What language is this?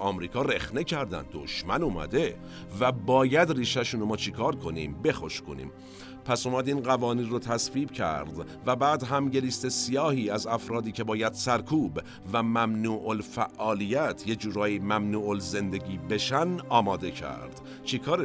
Persian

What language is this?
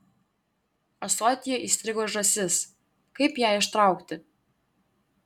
Lithuanian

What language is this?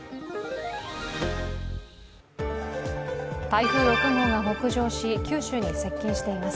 Japanese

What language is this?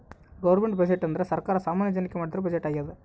Kannada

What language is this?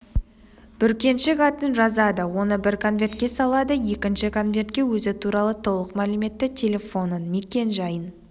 Kazakh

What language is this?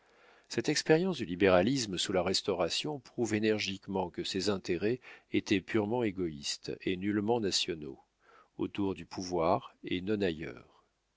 French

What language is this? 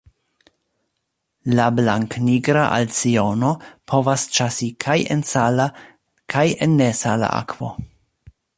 Esperanto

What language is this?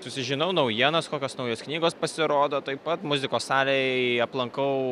Lithuanian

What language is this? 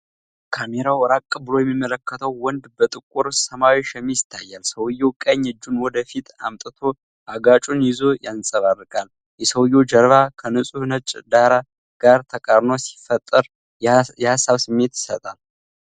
Amharic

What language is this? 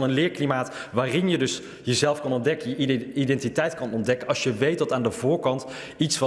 Dutch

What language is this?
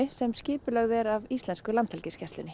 Icelandic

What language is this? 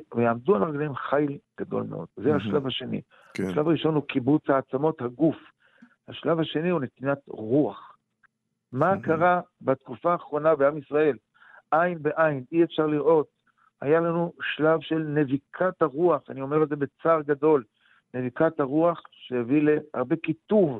Hebrew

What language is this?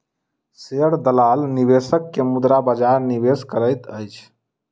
Maithili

